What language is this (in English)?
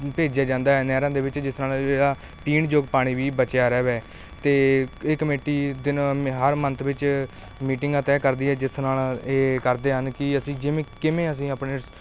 Punjabi